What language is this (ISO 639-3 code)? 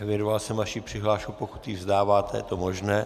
ces